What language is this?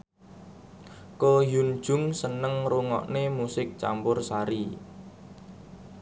Javanese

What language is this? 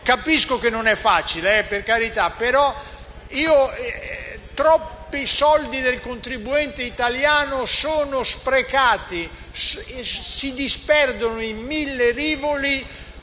Italian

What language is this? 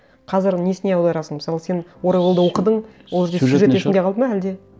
Kazakh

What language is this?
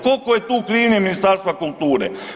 Croatian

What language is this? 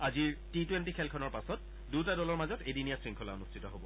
Assamese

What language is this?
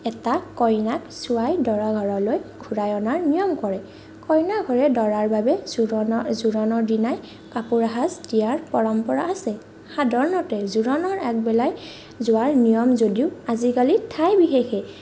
Assamese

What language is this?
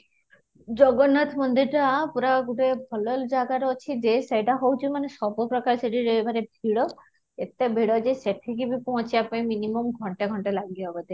Odia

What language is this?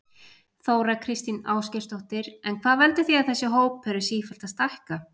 Icelandic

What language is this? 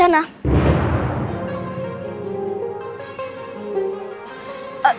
Indonesian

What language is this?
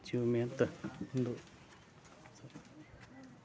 Kannada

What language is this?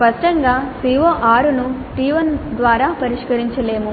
Telugu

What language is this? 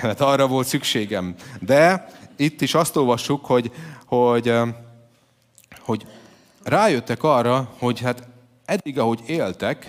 Hungarian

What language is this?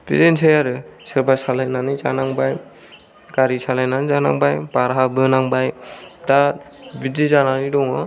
Bodo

